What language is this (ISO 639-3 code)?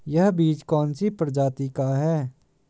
hin